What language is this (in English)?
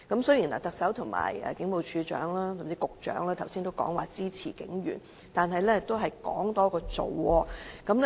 Cantonese